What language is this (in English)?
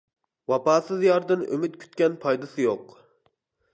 Uyghur